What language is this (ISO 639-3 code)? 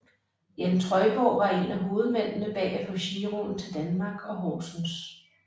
dan